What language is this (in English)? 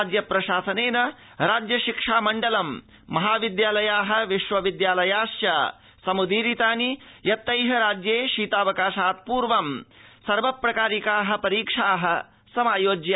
Sanskrit